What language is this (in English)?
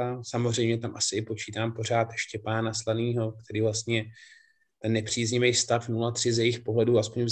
Czech